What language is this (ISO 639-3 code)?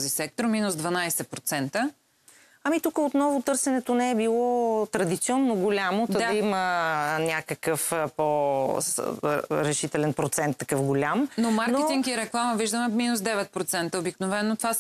bul